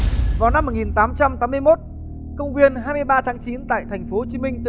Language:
Vietnamese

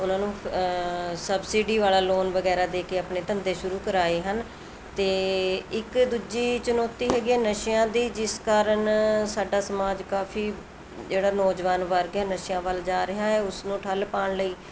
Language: Punjabi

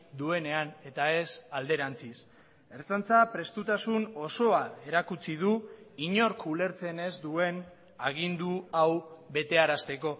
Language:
Basque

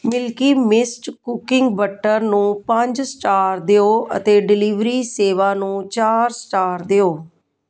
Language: Punjabi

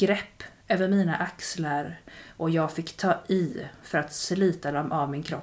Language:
Swedish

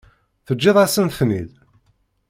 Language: Kabyle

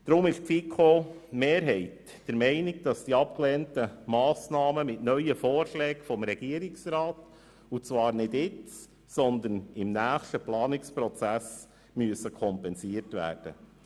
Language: Swiss German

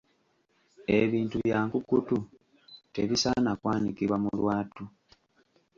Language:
Ganda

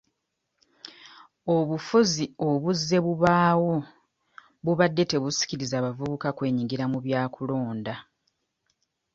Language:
Ganda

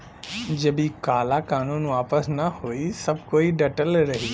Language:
Bhojpuri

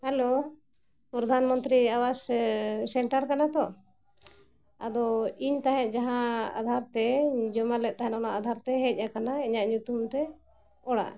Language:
Santali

